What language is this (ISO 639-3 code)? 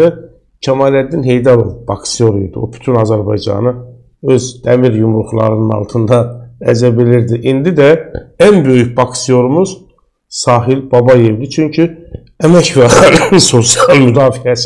tur